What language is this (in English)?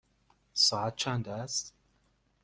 Persian